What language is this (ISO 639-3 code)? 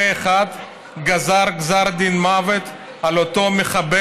heb